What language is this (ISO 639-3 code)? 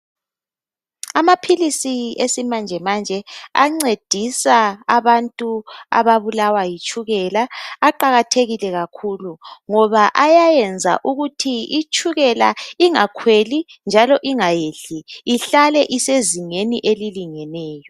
nde